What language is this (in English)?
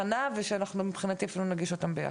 Hebrew